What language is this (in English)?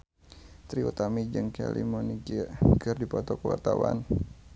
Sundanese